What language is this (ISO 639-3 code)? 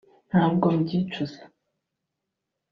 kin